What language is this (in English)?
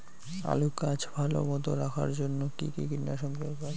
Bangla